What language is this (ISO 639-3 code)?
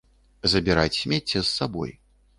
bel